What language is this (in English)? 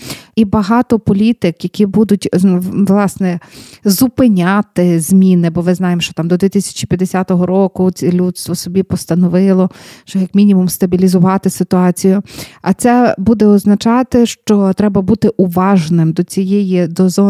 Ukrainian